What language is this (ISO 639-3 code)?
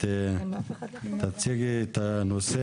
heb